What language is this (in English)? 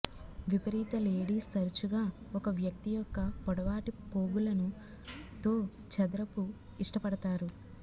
Telugu